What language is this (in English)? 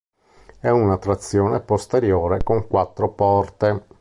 Italian